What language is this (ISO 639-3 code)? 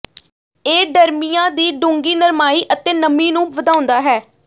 pan